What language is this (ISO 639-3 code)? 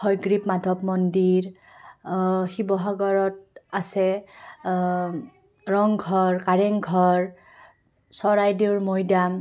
asm